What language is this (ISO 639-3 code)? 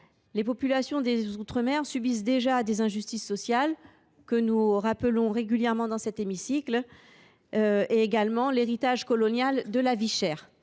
fra